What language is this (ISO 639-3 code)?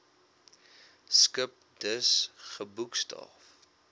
afr